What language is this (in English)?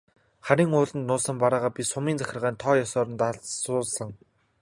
Mongolian